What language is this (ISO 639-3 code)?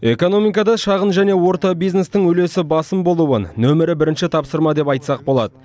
kaz